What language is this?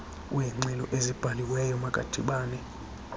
Xhosa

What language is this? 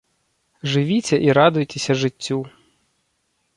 Belarusian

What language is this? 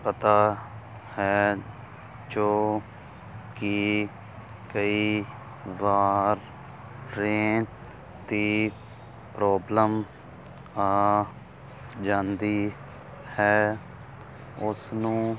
Punjabi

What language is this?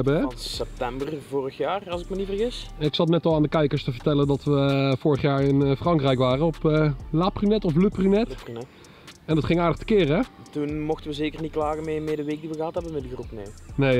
Dutch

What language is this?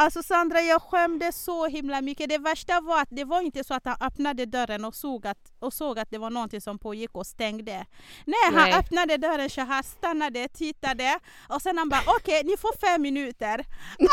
Swedish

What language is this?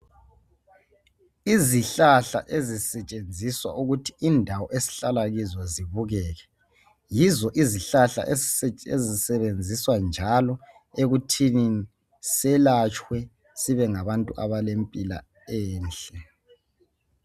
North Ndebele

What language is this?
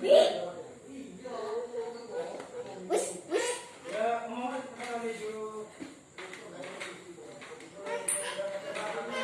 Indonesian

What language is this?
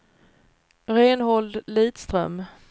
Swedish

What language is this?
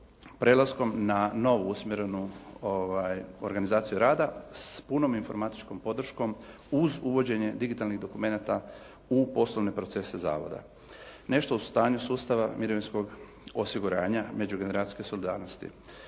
Croatian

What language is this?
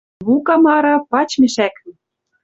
Western Mari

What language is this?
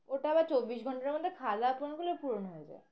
Bangla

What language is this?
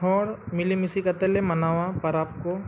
Santali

